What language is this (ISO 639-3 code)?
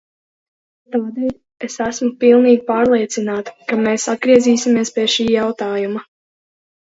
lav